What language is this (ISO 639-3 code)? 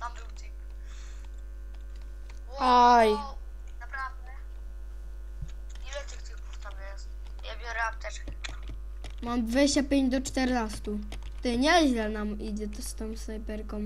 pol